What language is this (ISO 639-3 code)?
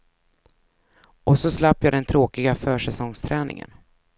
swe